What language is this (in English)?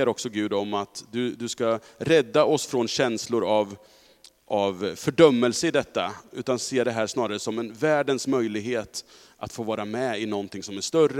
Swedish